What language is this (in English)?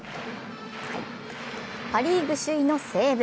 Japanese